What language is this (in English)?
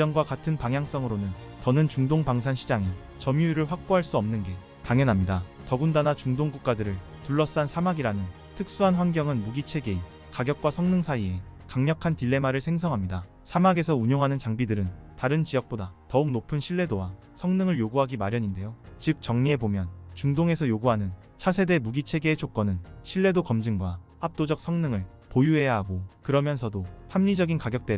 Korean